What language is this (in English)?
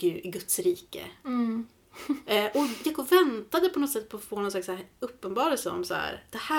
Swedish